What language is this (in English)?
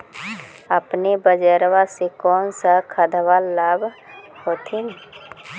Magahi